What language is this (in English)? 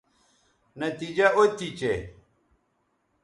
Bateri